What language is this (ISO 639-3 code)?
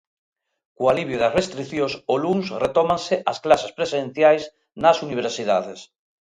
glg